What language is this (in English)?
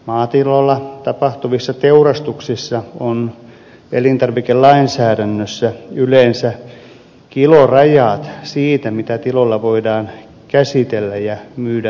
Finnish